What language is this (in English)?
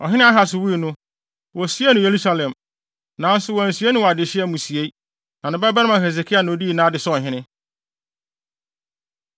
Akan